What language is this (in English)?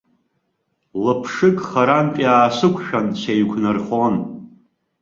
Abkhazian